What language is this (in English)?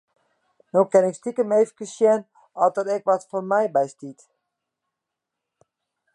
Western Frisian